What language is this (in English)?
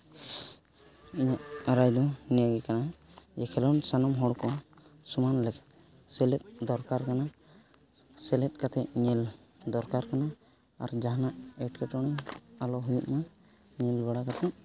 Santali